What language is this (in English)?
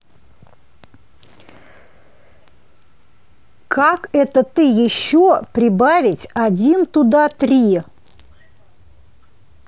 Russian